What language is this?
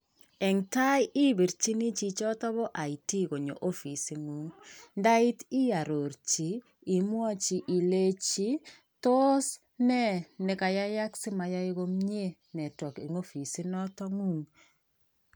Kalenjin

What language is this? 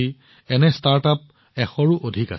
Assamese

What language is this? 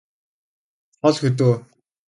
Mongolian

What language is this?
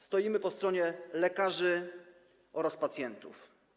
Polish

